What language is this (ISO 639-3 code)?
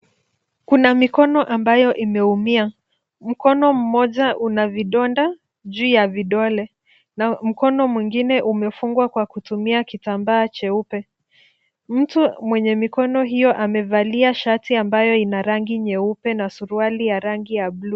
swa